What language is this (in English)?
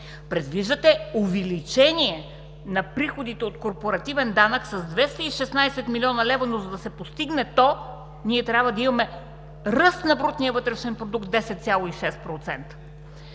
Bulgarian